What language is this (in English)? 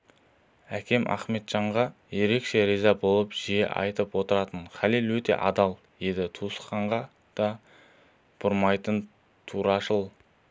Kazakh